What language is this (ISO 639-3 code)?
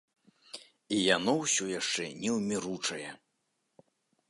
bel